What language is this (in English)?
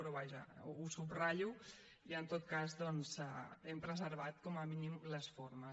Catalan